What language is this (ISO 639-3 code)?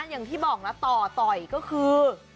tha